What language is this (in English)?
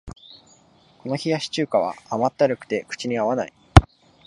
Japanese